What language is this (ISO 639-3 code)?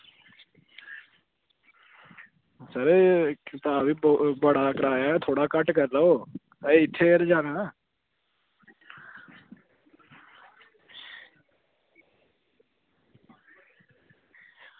doi